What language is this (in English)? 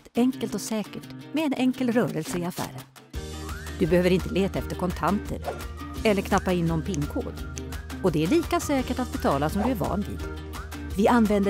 Swedish